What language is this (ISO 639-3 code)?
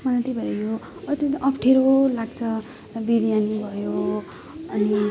nep